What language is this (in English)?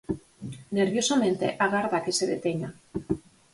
Galician